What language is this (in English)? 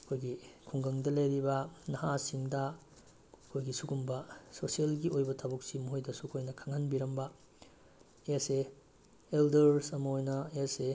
Manipuri